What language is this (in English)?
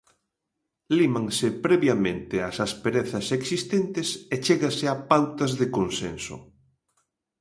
Galician